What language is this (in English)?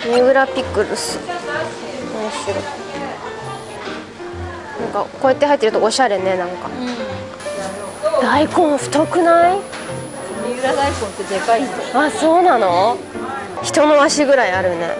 Japanese